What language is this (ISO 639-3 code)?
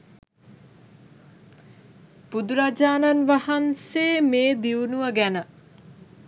sin